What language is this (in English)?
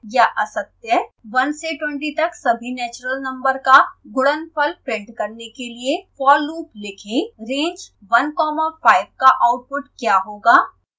Hindi